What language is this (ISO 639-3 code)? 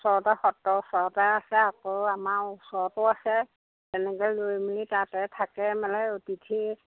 asm